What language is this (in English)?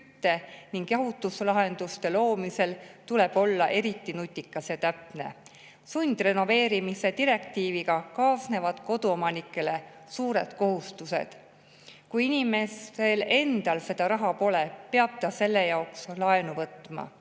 Estonian